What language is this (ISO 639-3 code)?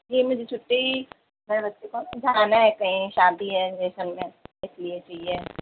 urd